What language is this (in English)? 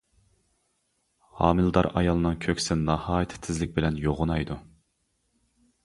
Uyghur